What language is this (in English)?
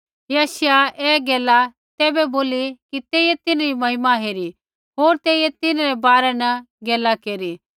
Kullu Pahari